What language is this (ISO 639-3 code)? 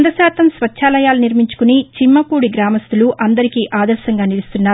tel